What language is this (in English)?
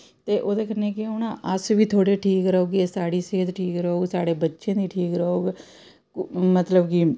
Dogri